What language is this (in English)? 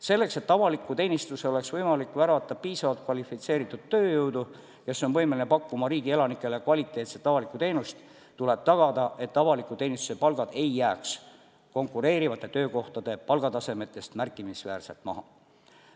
Estonian